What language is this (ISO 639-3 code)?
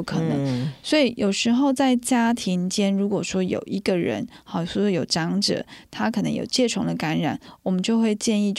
zho